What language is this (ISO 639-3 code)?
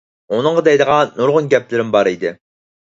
uig